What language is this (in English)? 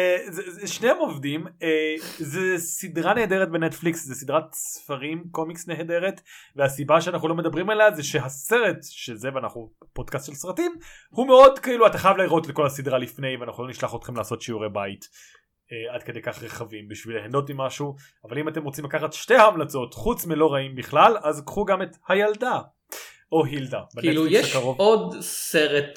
Hebrew